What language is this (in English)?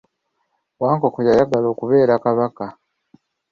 Ganda